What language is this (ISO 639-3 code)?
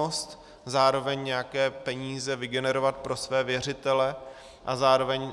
ces